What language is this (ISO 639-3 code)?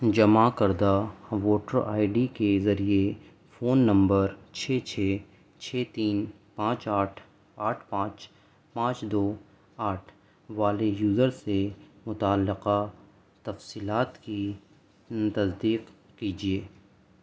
urd